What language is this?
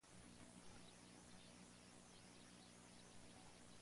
Spanish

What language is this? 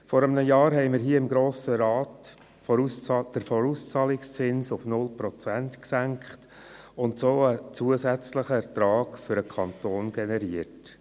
Swiss German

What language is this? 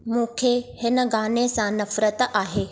Sindhi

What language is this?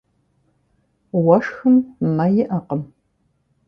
Kabardian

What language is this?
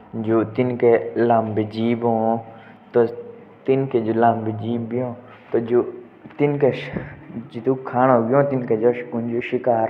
Jaunsari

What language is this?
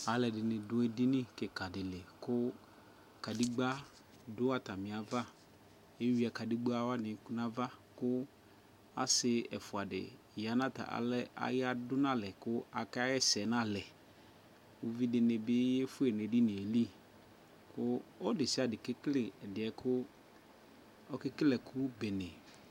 Ikposo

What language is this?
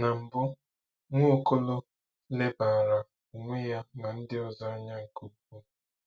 Igbo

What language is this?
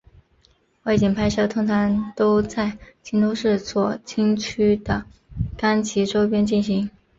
Chinese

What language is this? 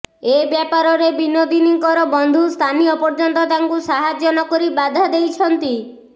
Odia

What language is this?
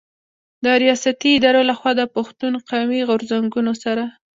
Pashto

